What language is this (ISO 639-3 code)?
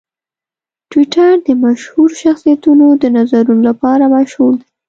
pus